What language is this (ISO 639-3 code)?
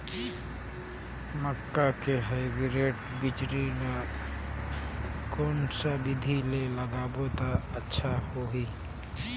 hne